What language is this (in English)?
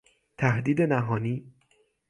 Persian